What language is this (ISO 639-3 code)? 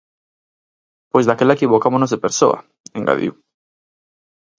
glg